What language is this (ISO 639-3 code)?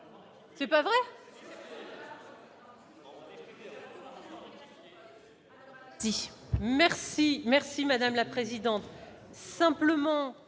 fra